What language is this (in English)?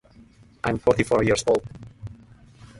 English